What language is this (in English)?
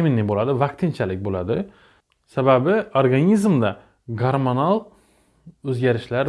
Turkish